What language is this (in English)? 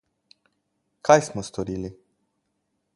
Slovenian